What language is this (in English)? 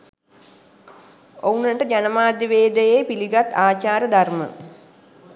Sinhala